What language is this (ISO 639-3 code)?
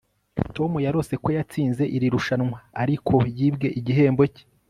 kin